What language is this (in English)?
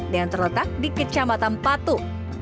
Indonesian